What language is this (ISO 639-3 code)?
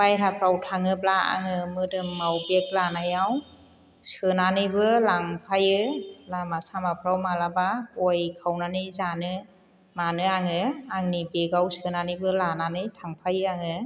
brx